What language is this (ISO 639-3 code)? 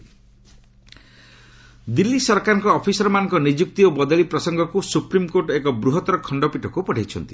ori